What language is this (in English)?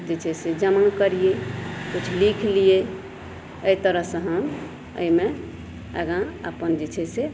Maithili